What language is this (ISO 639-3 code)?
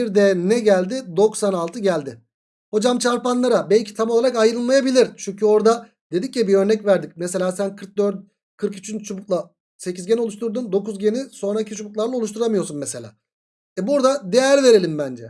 tur